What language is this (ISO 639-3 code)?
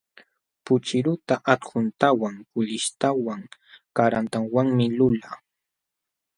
qxw